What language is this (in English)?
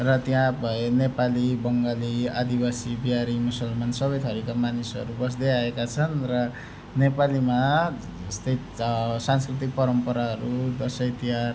Nepali